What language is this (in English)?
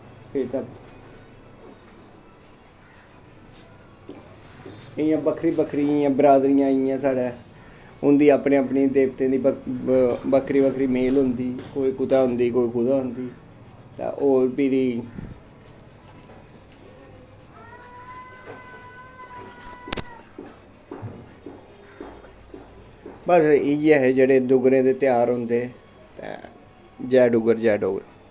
Dogri